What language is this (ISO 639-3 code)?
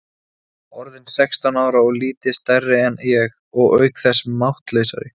isl